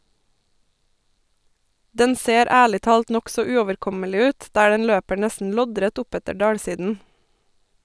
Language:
Norwegian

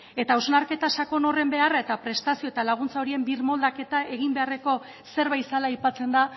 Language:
Basque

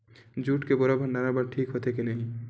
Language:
Chhattisgarhi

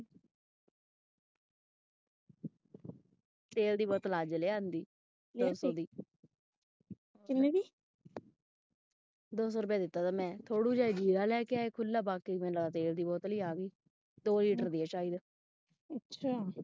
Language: Punjabi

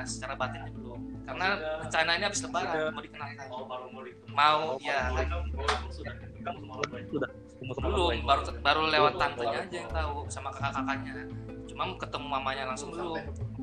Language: Indonesian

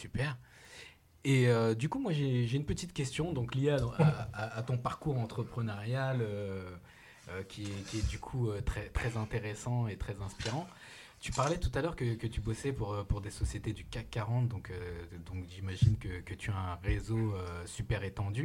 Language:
French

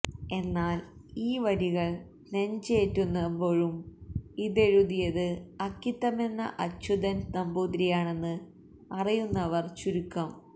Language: Malayalam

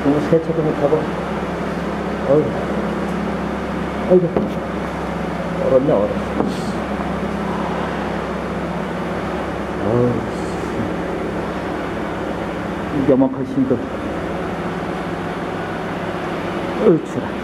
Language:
Korean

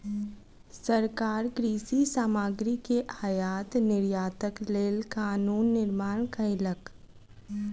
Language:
Maithili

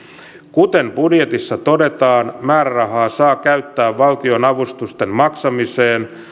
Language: Finnish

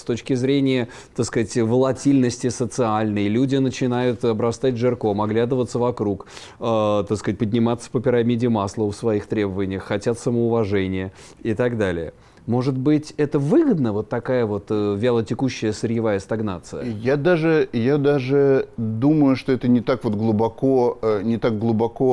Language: Russian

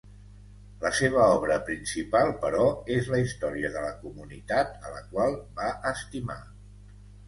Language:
Catalan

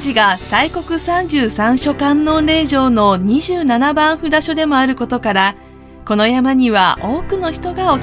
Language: Japanese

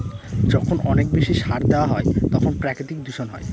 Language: Bangla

